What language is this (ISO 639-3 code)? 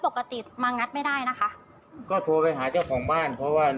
tha